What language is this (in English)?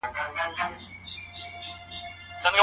Pashto